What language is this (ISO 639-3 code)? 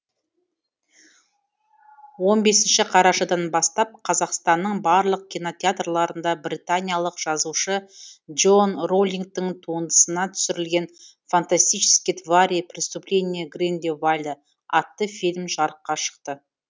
kaz